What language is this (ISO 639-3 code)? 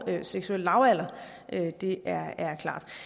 dan